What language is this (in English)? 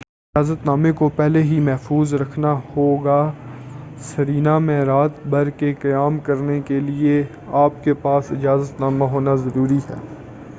Urdu